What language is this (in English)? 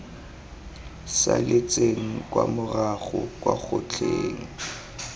Tswana